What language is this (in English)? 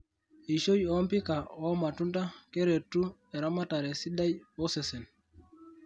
Masai